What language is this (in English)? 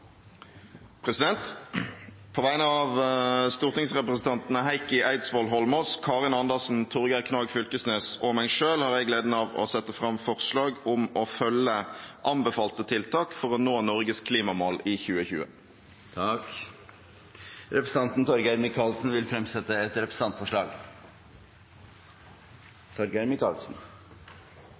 Norwegian